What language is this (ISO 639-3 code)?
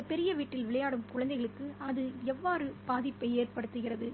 tam